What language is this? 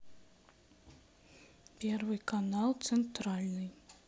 Russian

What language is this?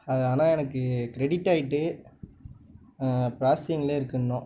Tamil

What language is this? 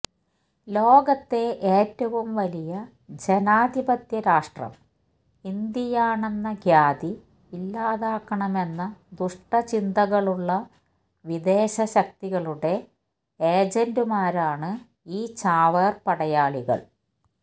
Malayalam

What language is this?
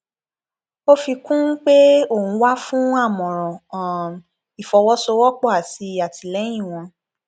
Yoruba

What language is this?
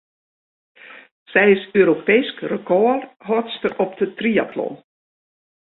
Western Frisian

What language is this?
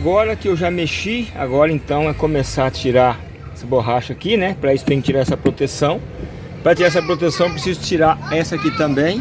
Portuguese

